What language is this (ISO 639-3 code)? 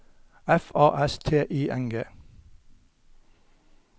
nor